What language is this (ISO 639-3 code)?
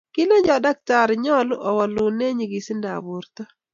kln